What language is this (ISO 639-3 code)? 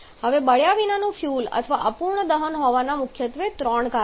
guj